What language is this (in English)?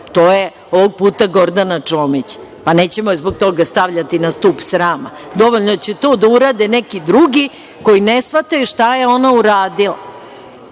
Serbian